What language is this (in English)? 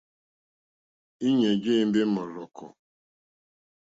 Mokpwe